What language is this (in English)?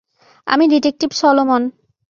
Bangla